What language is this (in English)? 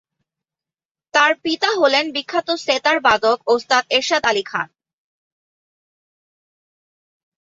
Bangla